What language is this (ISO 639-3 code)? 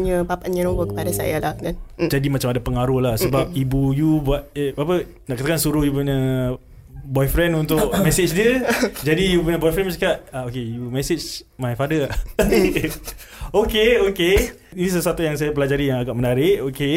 msa